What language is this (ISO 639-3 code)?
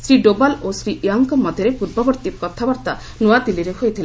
ori